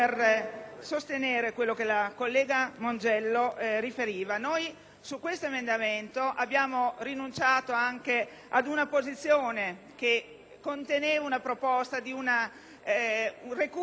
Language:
Italian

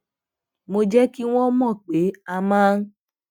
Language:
Yoruba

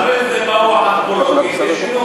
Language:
Hebrew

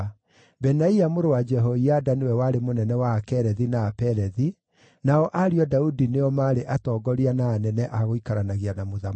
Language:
Kikuyu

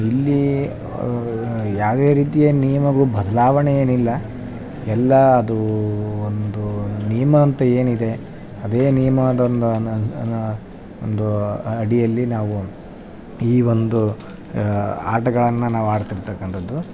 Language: Kannada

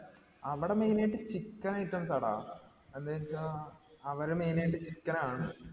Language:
Malayalam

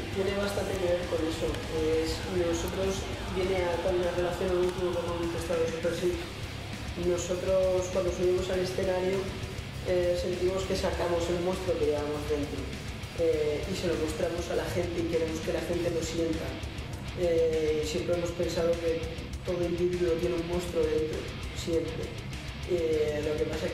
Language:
Spanish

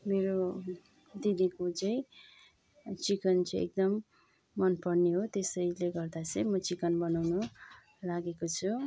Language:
Nepali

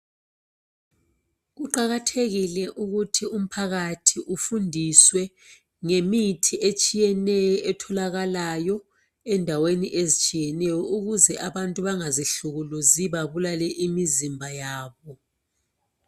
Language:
North Ndebele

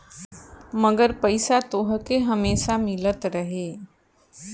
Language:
Bhojpuri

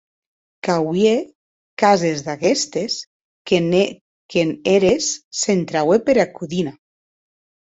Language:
Occitan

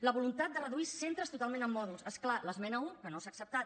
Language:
Catalan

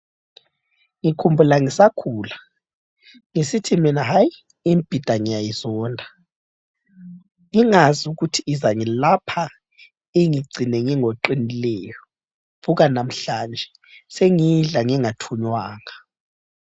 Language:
North Ndebele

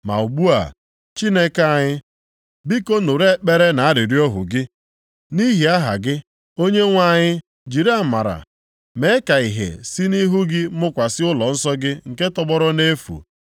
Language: Igbo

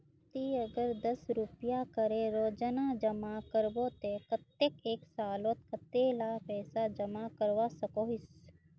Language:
Magahi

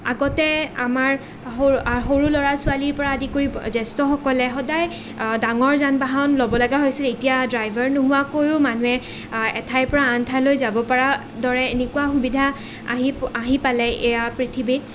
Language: Assamese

